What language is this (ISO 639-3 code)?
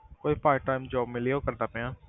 pan